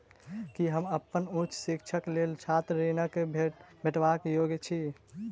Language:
Maithili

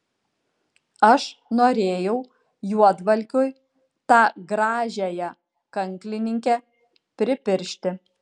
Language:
Lithuanian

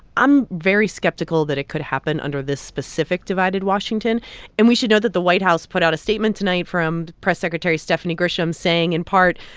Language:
English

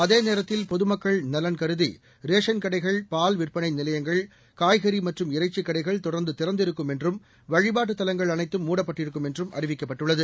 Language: Tamil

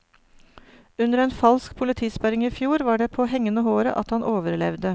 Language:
Norwegian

